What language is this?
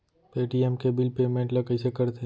Chhattisgarhi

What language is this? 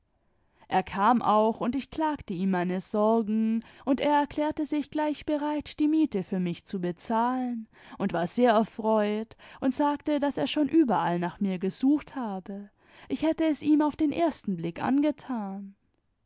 German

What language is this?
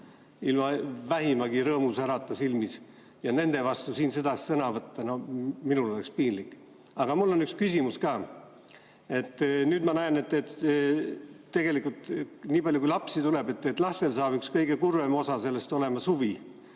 Estonian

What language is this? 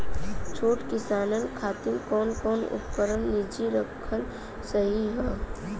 Bhojpuri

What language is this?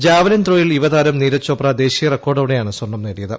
Malayalam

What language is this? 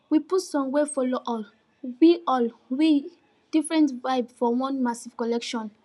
Nigerian Pidgin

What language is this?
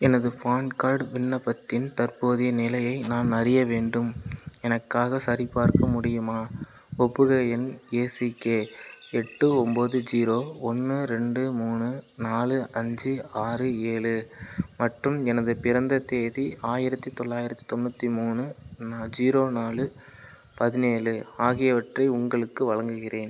Tamil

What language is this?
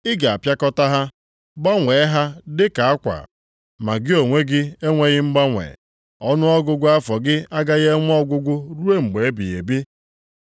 Igbo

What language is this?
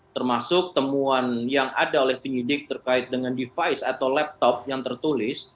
Indonesian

